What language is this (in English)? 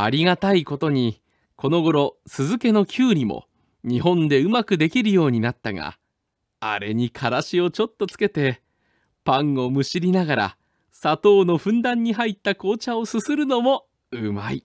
Japanese